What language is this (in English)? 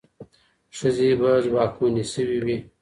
Pashto